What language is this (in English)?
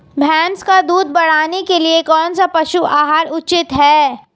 Hindi